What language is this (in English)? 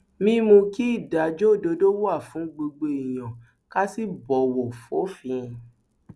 Yoruba